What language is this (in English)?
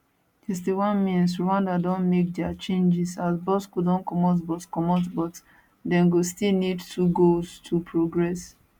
Nigerian Pidgin